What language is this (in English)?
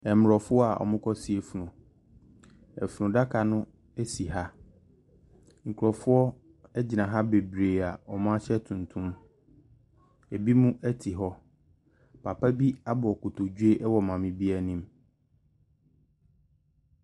Akan